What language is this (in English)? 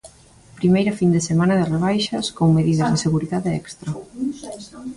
Galician